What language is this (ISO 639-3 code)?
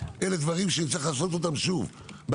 heb